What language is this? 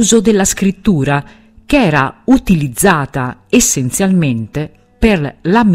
Italian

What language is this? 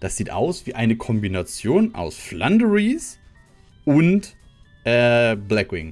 German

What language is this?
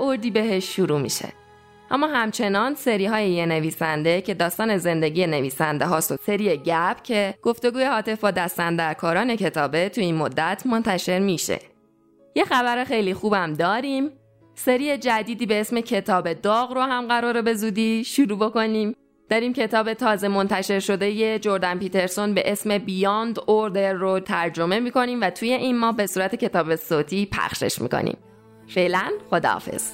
Persian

